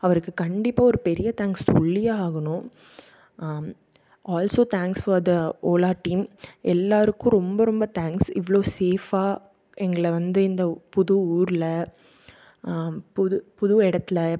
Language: Tamil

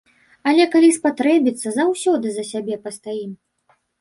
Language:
Belarusian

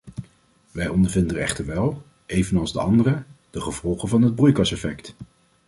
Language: Dutch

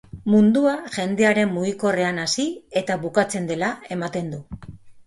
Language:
Basque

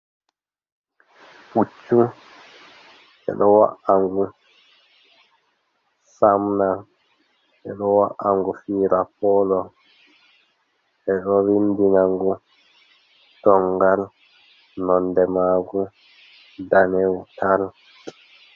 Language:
Fula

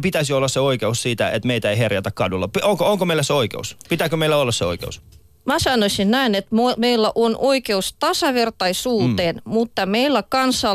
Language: Finnish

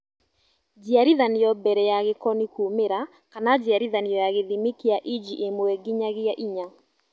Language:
Kikuyu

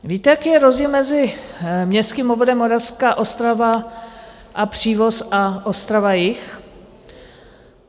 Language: Czech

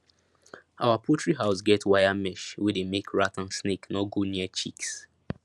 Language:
Nigerian Pidgin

